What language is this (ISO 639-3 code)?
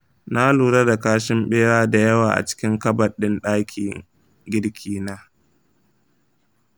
hau